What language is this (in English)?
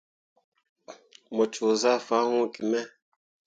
Mundang